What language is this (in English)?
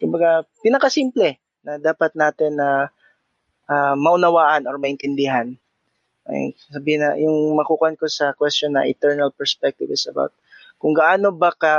Filipino